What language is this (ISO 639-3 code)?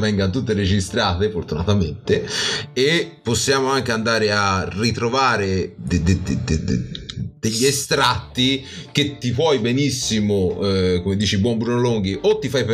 ita